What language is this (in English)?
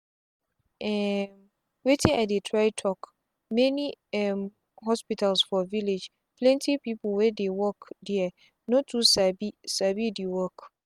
Nigerian Pidgin